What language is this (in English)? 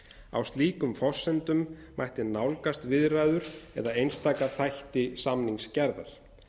Icelandic